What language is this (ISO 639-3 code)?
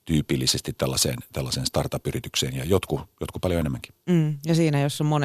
fin